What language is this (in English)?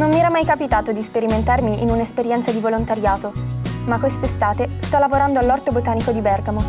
Italian